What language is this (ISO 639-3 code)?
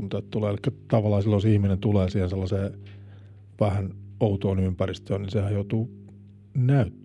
fin